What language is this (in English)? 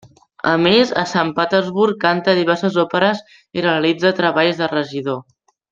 Catalan